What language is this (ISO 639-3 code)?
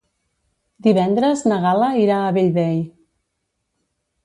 cat